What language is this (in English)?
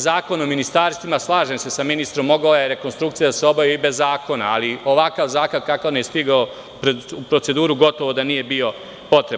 Serbian